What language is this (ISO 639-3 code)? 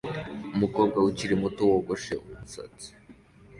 kin